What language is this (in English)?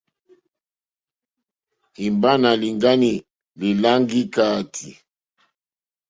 Mokpwe